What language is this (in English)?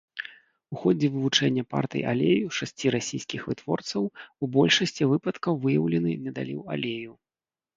Belarusian